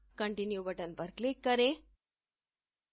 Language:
Hindi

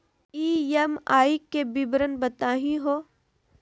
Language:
Magahi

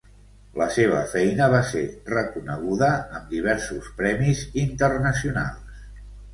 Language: Catalan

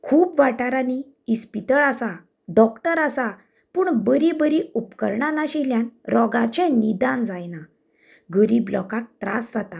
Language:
Konkani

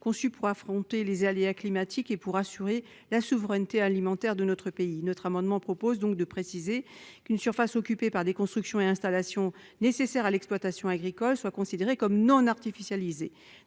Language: French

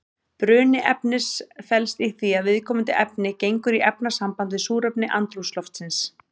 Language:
Icelandic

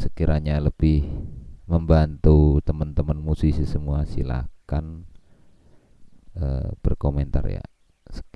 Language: Indonesian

